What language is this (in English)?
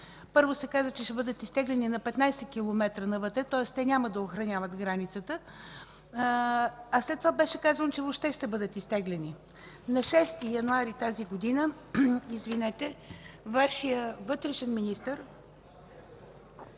Bulgarian